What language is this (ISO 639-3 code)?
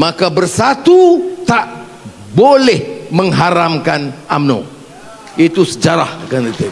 msa